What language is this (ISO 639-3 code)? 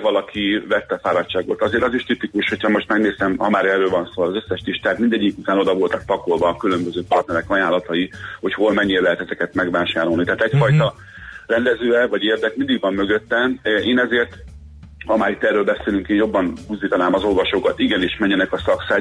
hun